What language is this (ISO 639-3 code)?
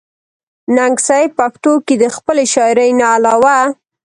pus